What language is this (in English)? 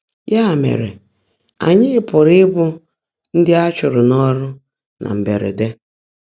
Igbo